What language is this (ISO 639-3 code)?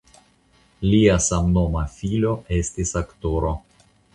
epo